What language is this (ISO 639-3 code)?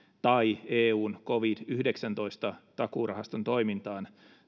fin